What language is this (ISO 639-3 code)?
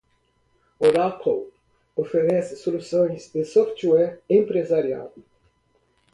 por